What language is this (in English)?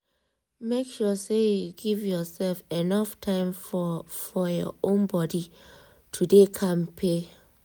Nigerian Pidgin